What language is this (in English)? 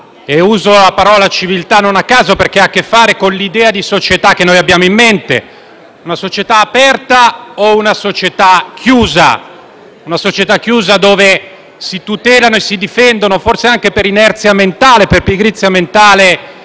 Italian